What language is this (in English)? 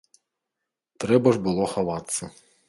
Belarusian